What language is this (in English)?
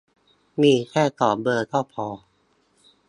Thai